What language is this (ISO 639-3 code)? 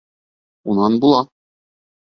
bak